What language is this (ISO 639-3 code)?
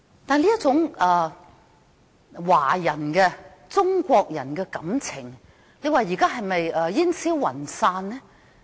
yue